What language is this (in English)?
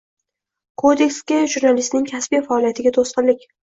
Uzbek